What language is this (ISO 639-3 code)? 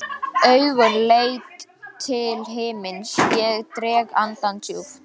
isl